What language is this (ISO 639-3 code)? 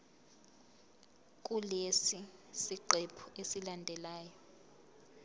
zul